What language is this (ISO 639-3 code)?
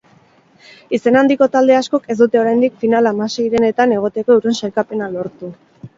eus